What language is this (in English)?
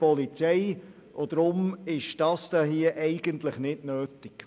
Swiss German